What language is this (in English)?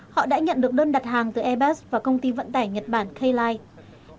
Vietnamese